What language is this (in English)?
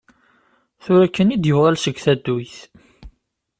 Kabyle